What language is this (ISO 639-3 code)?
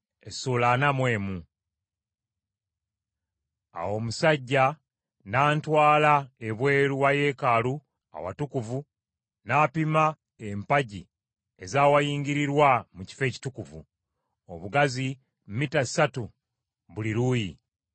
lug